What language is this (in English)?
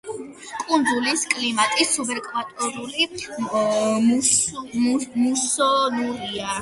Georgian